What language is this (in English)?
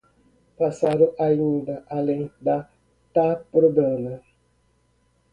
Portuguese